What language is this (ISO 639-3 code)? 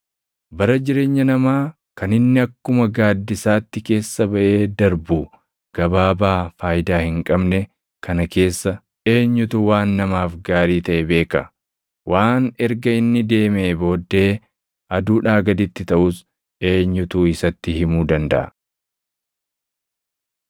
orm